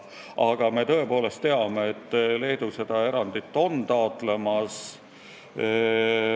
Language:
Estonian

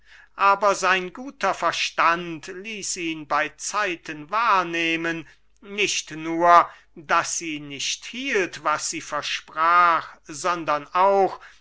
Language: German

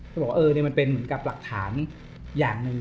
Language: Thai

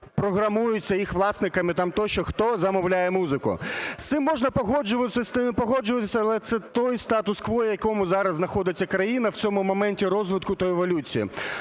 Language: Ukrainian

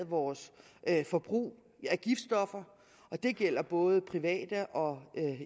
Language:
Danish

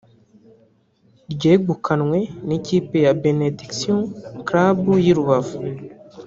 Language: Kinyarwanda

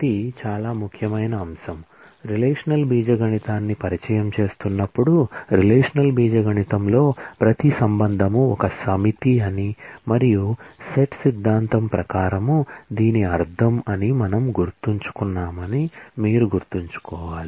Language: Telugu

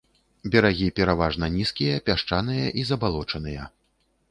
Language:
Belarusian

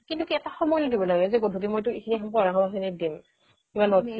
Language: Assamese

